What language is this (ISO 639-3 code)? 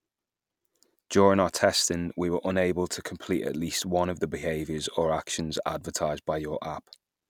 eng